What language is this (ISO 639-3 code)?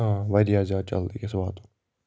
kas